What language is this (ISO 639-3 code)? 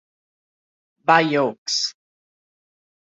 por